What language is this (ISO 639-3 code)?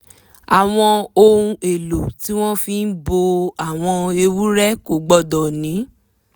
yor